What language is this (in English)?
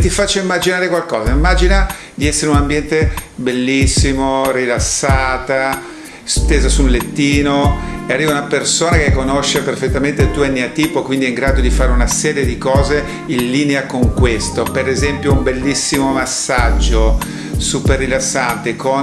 Italian